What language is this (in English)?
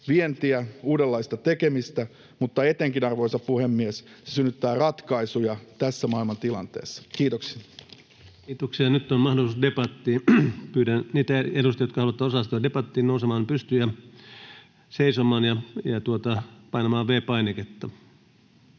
Finnish